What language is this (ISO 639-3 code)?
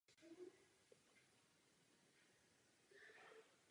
ces